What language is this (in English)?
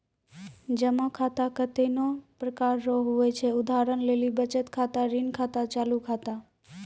Maithili